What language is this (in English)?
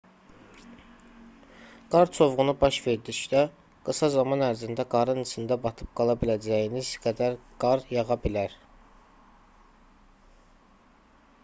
Azerbaijani